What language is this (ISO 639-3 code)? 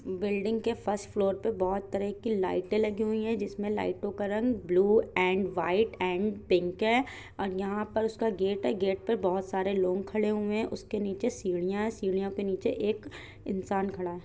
hin